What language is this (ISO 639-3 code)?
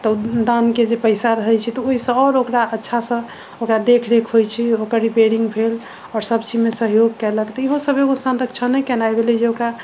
mai